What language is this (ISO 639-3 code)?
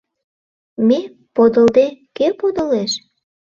chm